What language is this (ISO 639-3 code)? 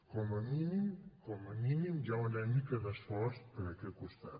cat